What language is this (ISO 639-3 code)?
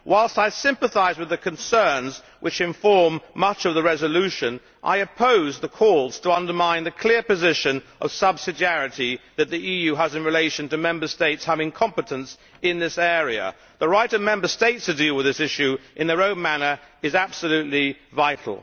eng